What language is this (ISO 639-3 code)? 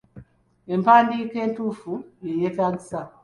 lug